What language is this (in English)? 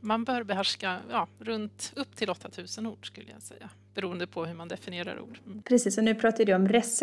Swedish